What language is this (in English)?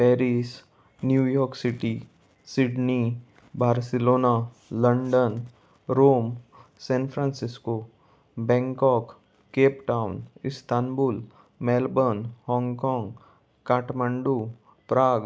Konkani